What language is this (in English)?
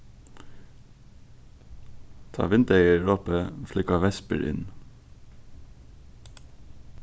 Faroese